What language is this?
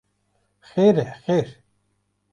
Kurdish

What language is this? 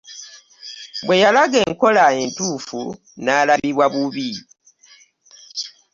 Ganda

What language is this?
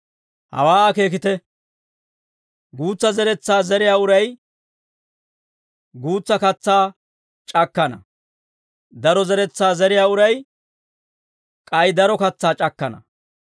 Dawro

